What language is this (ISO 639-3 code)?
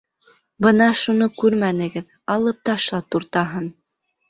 bak